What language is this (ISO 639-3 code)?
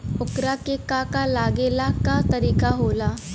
bho